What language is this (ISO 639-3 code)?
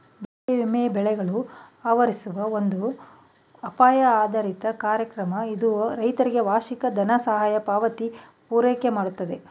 kan